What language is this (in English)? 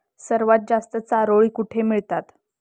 Marathi